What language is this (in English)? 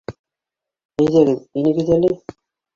Bashkir